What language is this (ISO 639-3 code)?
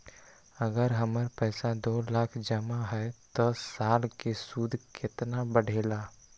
mag